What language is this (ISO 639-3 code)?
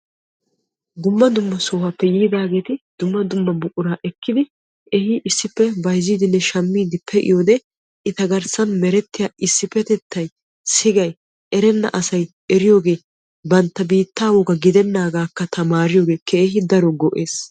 wal